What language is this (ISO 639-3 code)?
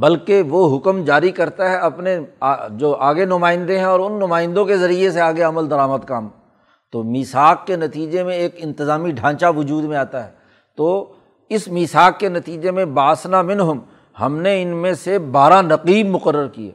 urd